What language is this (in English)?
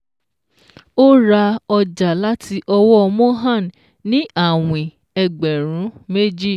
Yoruba